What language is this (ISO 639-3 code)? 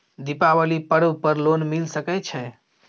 mai